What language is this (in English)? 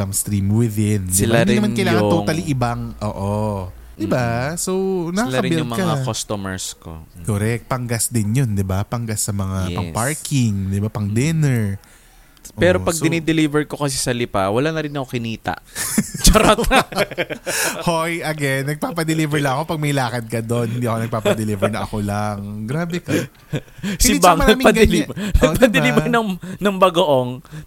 Filipino